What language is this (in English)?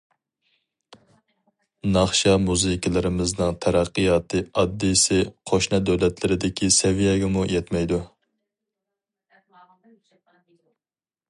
Uyghur